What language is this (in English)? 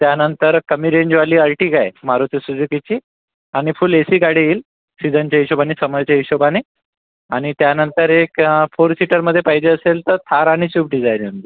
Marathi